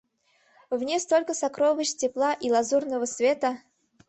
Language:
Mari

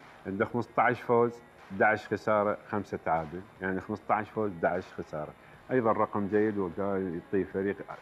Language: Arabic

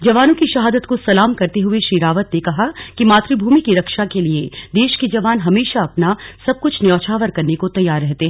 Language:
Hindi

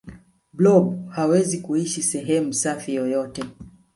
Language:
Swahili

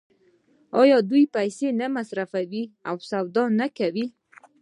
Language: Pashto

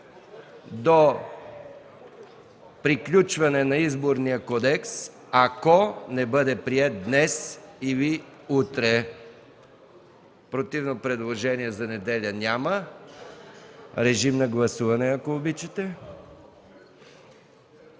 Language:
Bulgarian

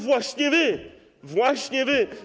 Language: Polish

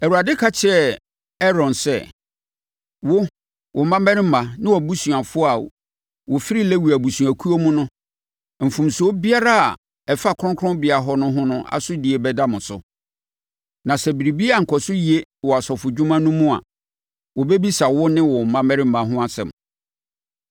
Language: Akan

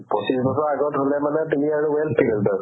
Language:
Assamese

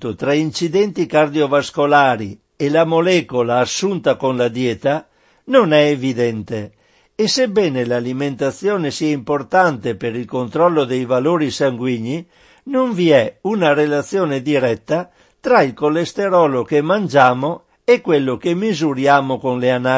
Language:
Italian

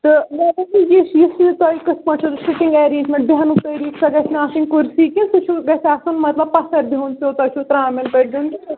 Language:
Kashmiri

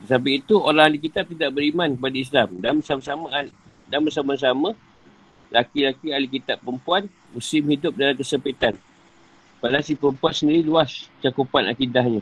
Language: Malay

